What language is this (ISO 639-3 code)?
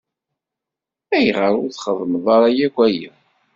kab